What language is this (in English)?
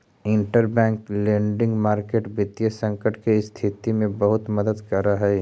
Magahi